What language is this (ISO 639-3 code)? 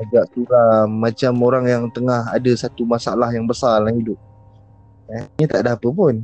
msa